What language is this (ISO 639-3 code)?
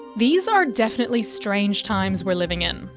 eng